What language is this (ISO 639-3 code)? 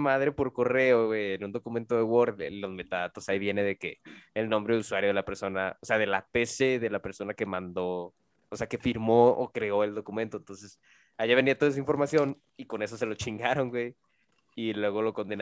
spa